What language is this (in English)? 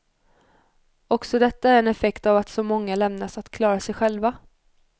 Swedish